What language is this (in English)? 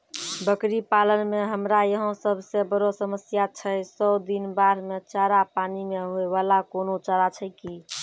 Maithili